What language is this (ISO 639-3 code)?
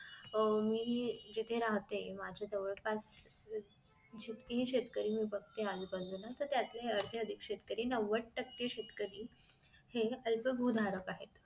mar